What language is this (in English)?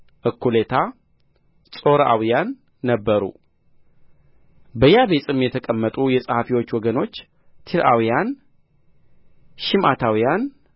Amharic